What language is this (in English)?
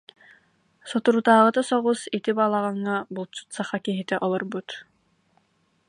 Yakut